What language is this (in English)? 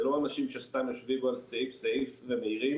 Hebrew